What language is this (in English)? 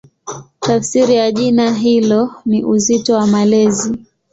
Swahili